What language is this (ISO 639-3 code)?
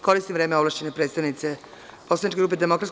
srp